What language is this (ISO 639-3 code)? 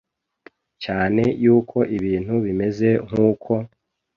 kin